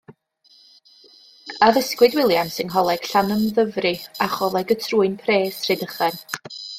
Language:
Welsh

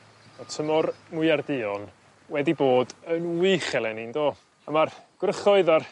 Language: Welsh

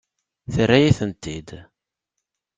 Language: Kabyle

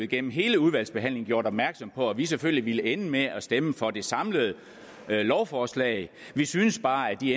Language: Danish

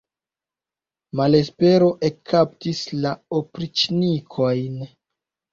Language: Esperanto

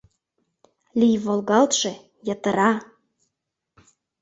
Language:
Mari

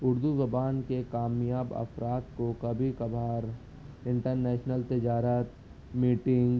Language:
Urdu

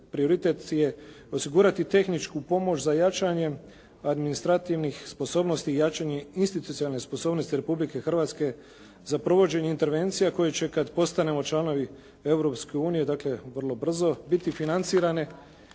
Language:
Croatian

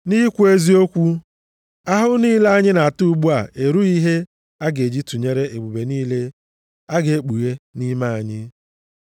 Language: Igbo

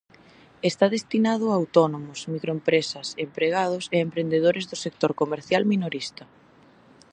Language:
Galician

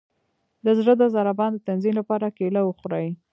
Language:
Pashto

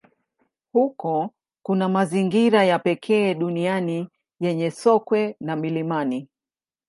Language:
Swahili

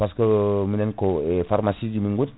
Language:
Fula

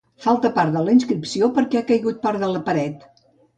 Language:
Catalan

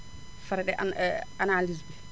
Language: Wolof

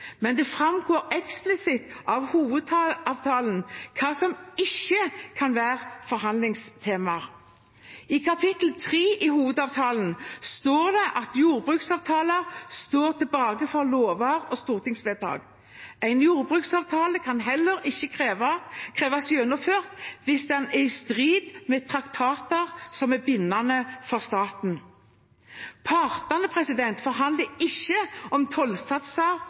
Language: Norwegian Bokmål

